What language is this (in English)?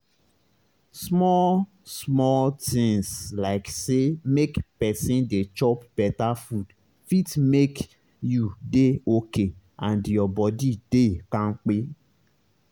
Nigerian Pidgin